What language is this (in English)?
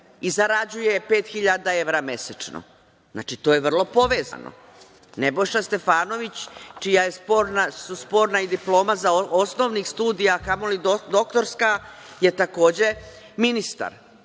Serbian